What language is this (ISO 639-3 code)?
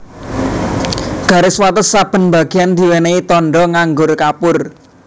jav